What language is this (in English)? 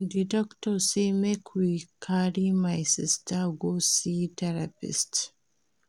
Nigerian Pidgin